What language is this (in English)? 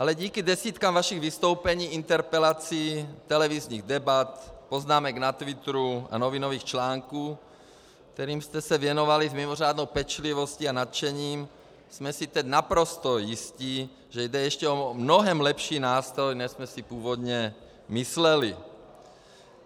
Czech